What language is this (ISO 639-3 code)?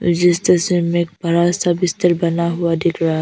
hin